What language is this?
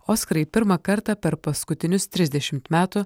Lithuanian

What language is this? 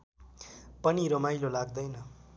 Nepali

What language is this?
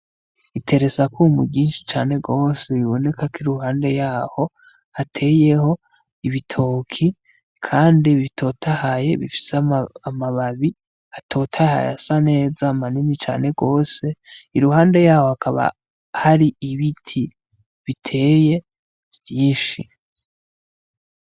Rundi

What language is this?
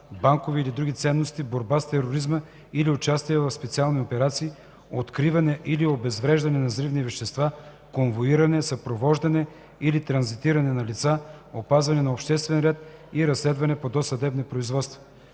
Bulgarian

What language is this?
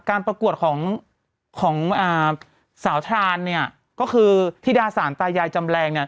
Thai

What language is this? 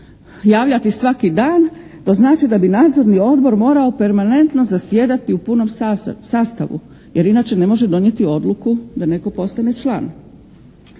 Croatian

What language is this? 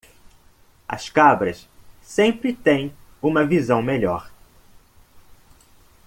Portuguese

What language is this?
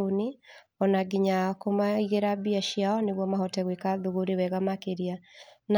Kikuyu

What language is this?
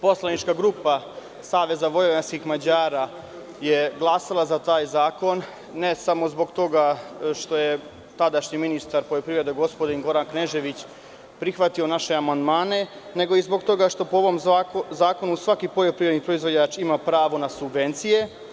Serbian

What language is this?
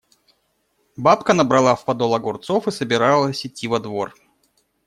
Russian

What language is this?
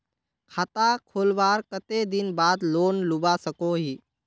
Magahi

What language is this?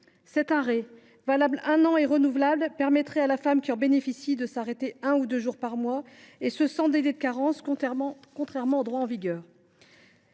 French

